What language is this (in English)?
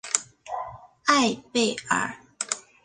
Chinese